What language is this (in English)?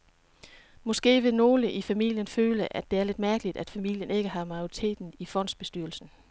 Danish